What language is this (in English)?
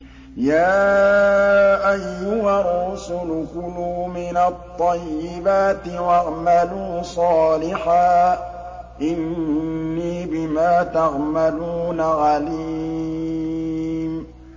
Arabic